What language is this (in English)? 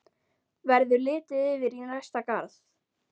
Icelandic